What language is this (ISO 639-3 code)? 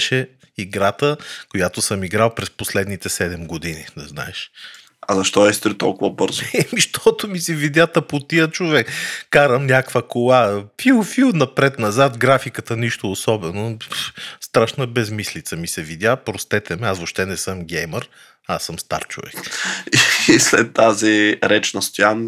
bul